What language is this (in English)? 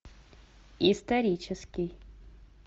Russian